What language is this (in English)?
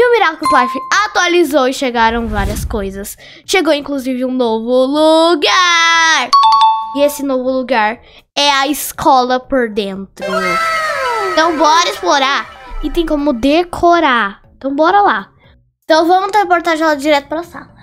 Portuguese